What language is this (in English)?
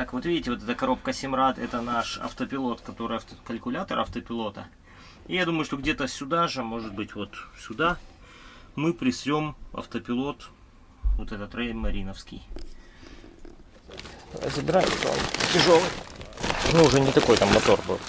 Russian